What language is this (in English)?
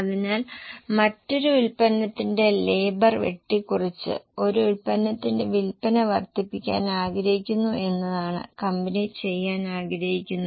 Malayalam